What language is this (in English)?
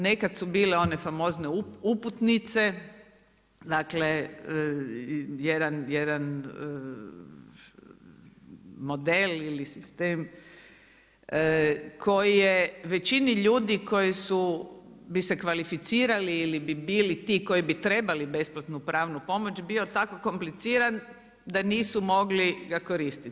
Croatian